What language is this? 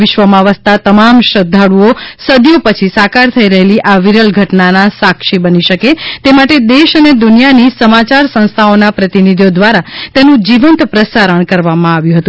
Gujarati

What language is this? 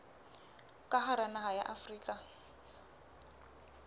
Southern Sotho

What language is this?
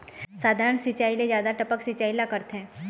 Chhattisgarhi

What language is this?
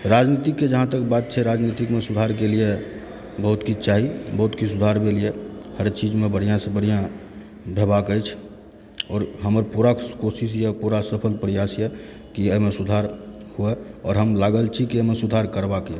Maithili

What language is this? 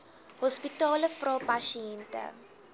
Afrikaans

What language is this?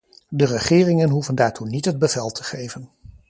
Dutch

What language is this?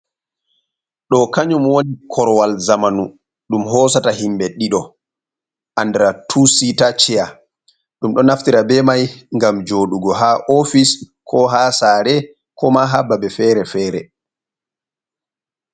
Fula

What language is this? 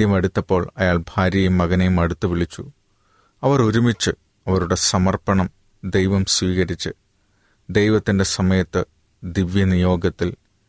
Malayalam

